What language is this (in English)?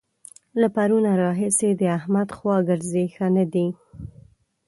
Pashto